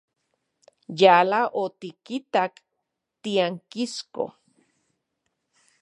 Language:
Central Puebla Nahuatl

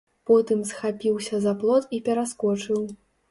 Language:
Belarusian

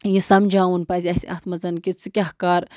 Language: Kashmiri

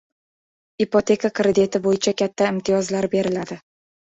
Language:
Uzbek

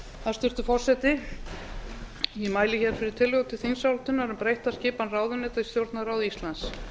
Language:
Icelandic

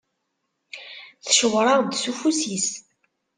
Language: Kabyle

